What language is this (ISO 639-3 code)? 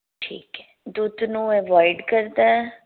pan